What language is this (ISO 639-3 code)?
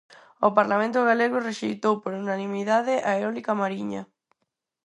glg